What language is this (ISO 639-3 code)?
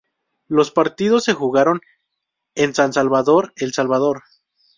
spa